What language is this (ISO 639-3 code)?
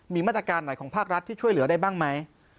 tha